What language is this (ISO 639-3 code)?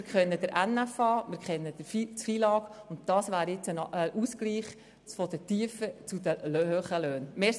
gsw